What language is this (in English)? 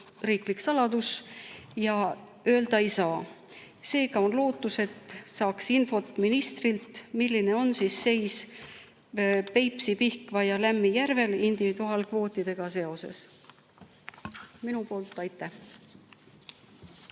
Estonian